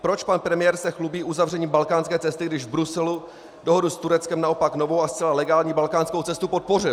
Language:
Czech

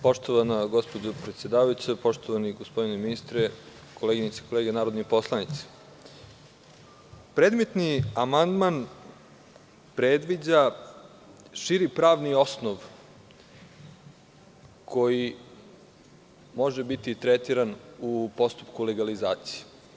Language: Serbian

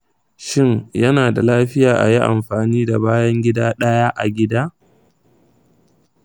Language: Hausa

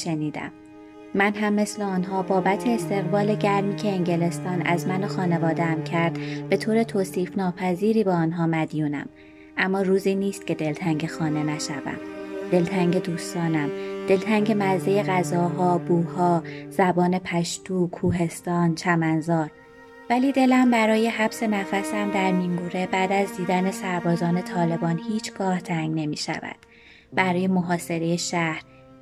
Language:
Persian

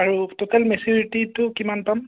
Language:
Assamese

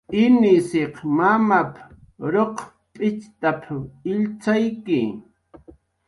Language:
Jaqaru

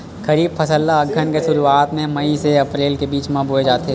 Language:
Chhattisgarhi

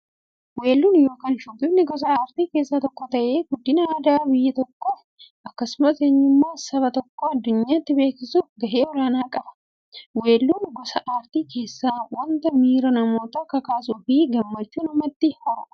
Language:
Oromo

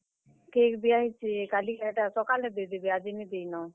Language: Odia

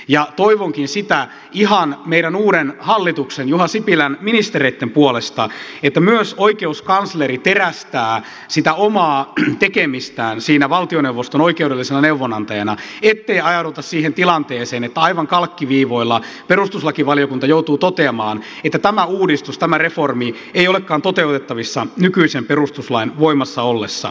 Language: Finnish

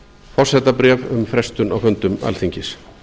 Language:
Icelandic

